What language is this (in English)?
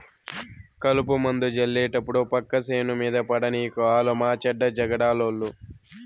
Telugu